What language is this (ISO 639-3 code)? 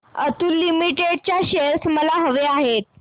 mar